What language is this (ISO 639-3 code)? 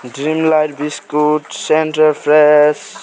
nep